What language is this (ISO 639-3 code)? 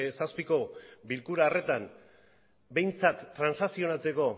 eus